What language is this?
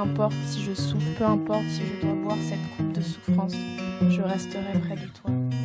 French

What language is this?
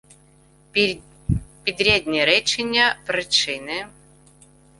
Ukrainian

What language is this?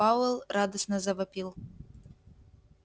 Russian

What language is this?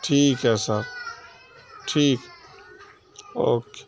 Urdu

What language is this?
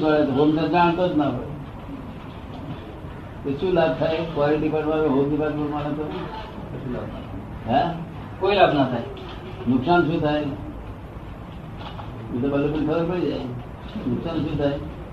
Gujarati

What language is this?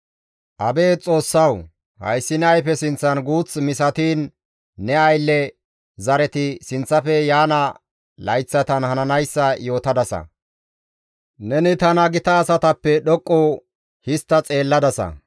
Gamo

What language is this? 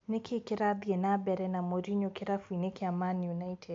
Kikuyu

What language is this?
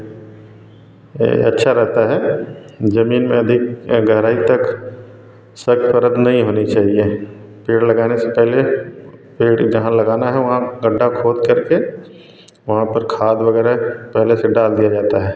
Hindi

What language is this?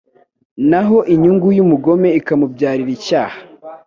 Kinyarwanda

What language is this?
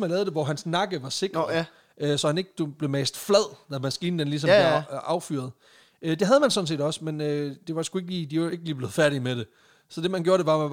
Danish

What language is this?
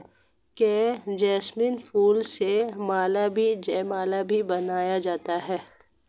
Hindi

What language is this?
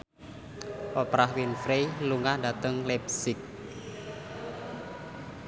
Javanese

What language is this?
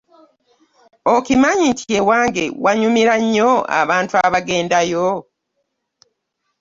Ganda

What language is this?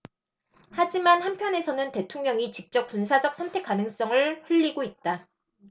Korean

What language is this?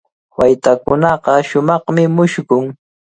Cajatambo North Lima Quechua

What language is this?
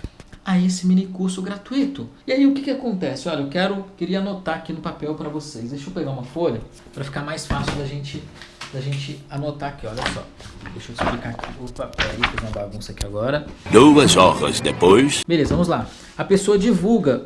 Portuguese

